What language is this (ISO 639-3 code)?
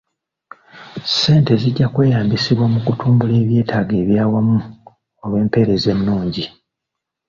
lug